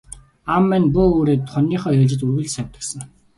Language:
Mongolian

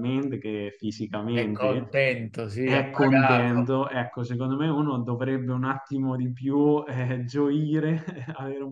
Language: Italian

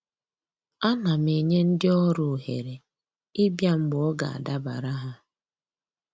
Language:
Igbo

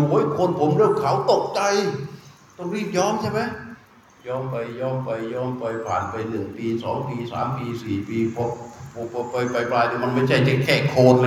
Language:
Thai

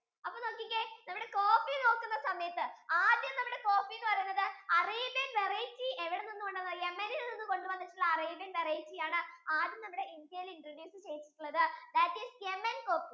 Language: Malayalam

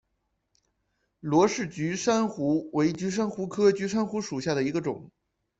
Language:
Chinese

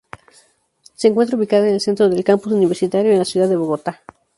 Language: Spanish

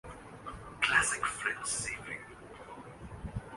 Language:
Urdu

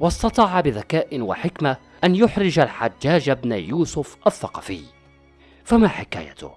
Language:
Arabic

